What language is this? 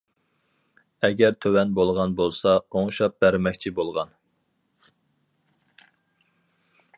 Uyghur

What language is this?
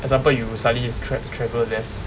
English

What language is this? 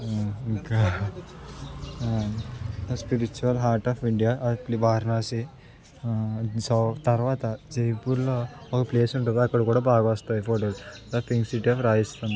Telugu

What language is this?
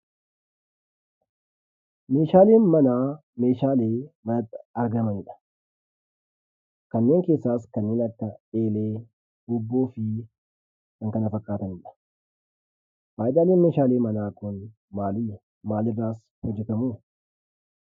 Oromo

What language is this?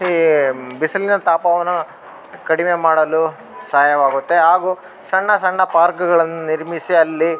Kannada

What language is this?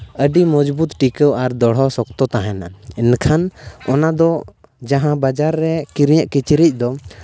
Santali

